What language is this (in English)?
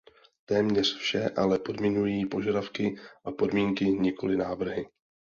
Czech